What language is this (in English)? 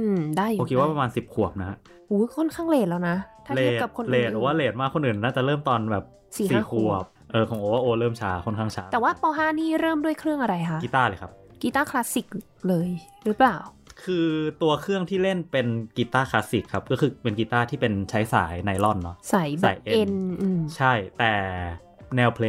Thai